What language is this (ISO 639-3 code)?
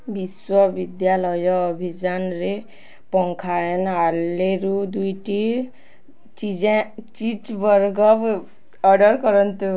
ori